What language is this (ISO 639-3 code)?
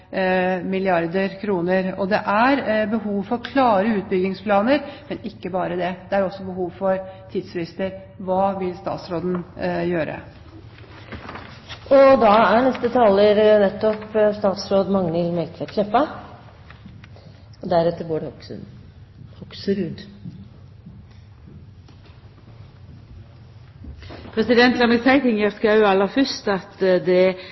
nor